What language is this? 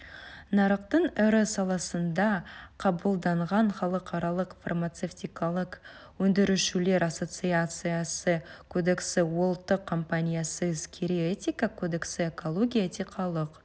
Kazakh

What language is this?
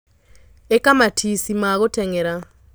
Kikuyu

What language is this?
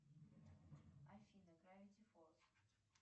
Russian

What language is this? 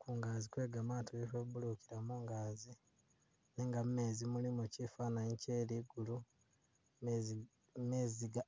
Masaaba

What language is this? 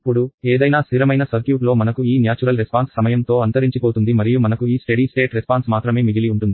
Telugu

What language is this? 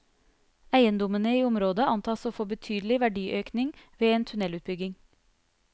Norwegian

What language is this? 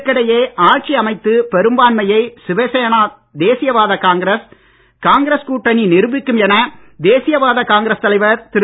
Tamil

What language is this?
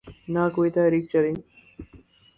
Urdu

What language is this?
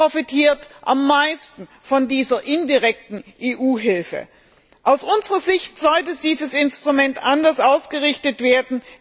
German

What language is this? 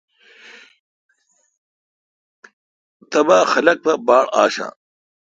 Kalkoti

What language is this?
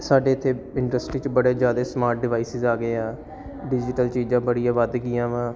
Punjabi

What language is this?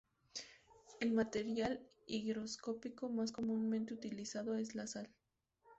Spanish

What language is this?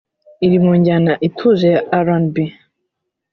Kinyarwanda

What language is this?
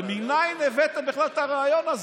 Hebrew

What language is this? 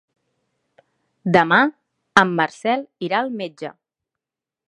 Catalan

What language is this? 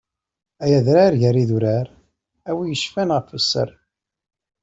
Kabyle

